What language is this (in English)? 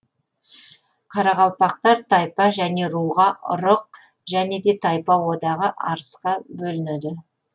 Kazakh